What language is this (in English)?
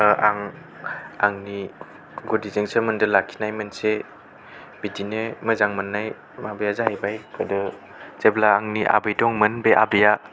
Bodo